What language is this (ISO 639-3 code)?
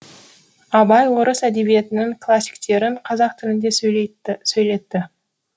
kaz